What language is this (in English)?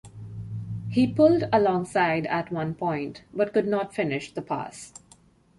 English